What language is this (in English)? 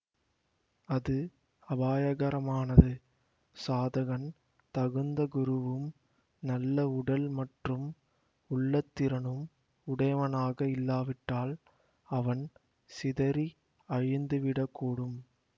Tamil